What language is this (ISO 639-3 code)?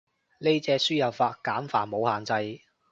yue